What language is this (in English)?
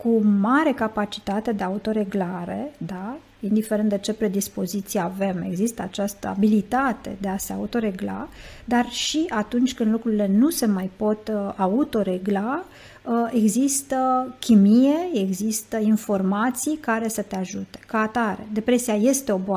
Romanian